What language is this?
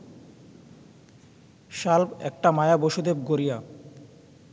Bangla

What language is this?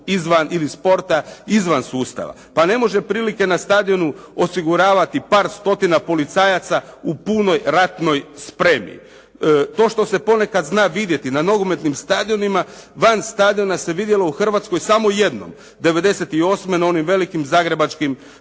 Croatian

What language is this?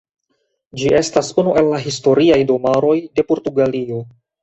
Esperanto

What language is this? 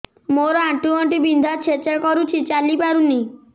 Odia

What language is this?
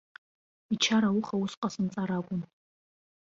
Abkhazian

